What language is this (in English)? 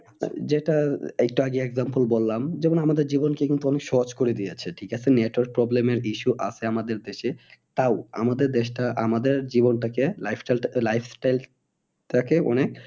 Bangla